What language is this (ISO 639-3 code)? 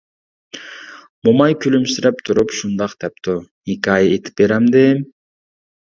uig